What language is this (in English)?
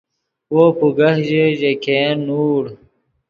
Yidgha